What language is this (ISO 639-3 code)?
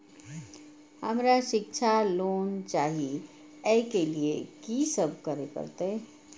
mai